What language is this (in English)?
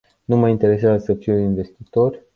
Romanian